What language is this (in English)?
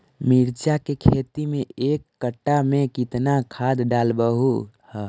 Magahi